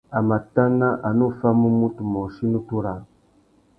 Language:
Tuki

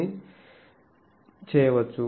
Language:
Telugu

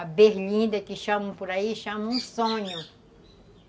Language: Portuguese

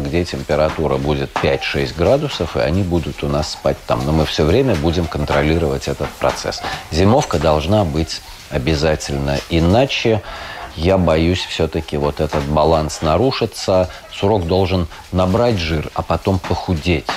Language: Russian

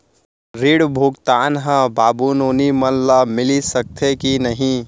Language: Chhattisgarhi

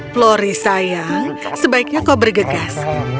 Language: Indonesian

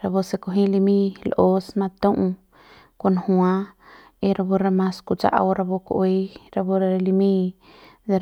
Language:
Central Pame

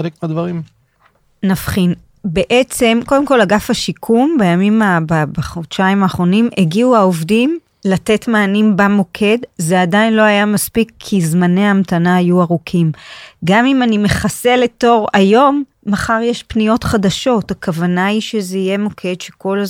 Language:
Hebrew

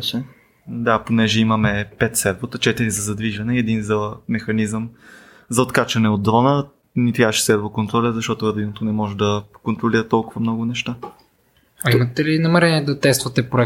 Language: Bulgarian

